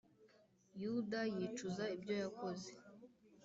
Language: Kinyarwanda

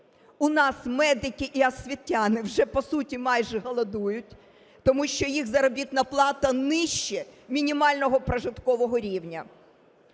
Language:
Ukrainian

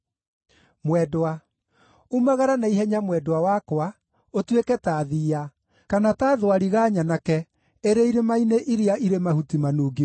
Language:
Kikuyu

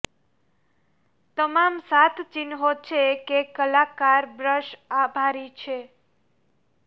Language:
Gujarati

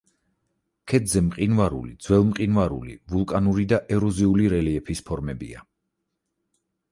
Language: Georgian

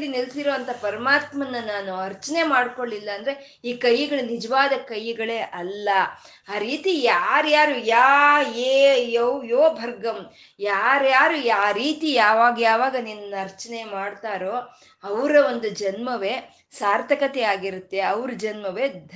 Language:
Kannada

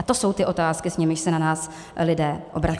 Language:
Czech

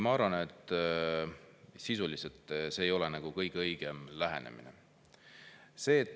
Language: Estonian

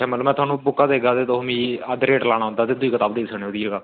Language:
Dogri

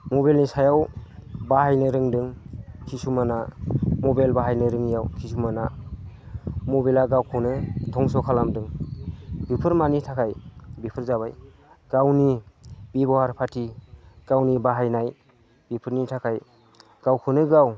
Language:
Bodo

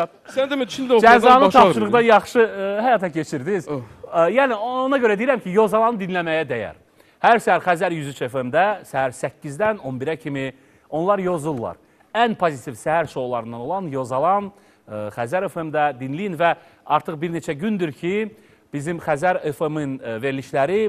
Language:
Turkish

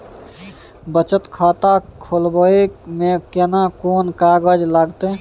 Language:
Maithili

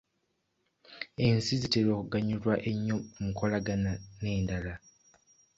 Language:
Ganda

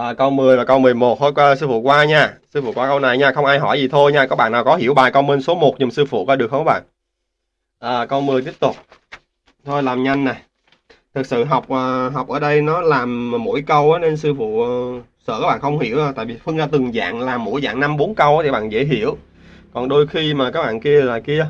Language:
Vietnamese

